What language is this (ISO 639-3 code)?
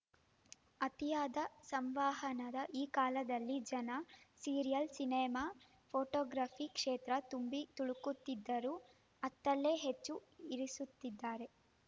kan